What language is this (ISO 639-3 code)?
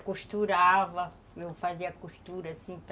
por